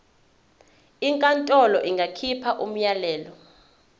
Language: Zulu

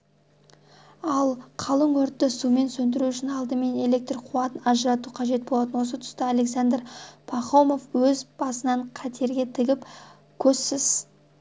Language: Kazakh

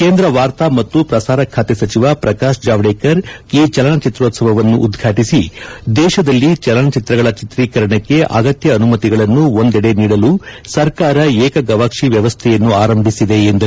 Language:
Kannada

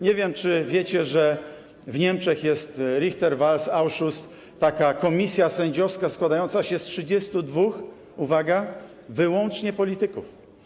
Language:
Polish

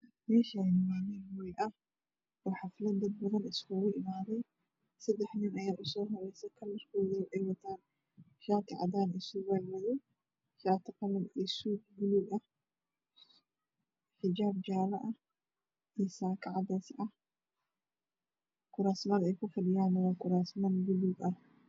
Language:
Somali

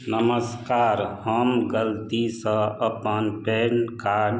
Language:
Maithili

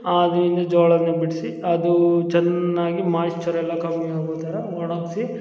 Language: Kannada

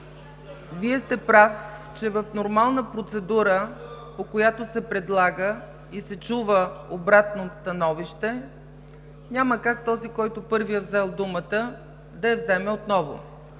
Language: Bulgarian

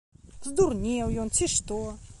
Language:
Belarusian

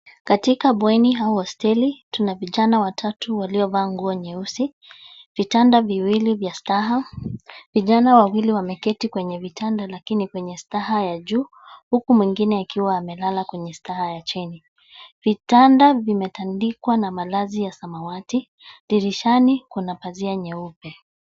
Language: Swahili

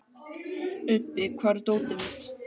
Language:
Icelandic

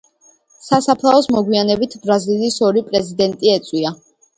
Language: Georgian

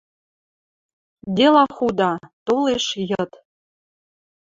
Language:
Western Mari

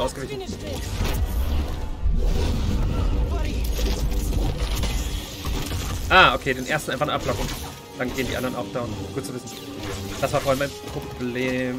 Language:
German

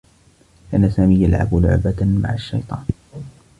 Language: Arabic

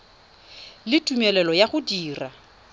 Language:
Tswana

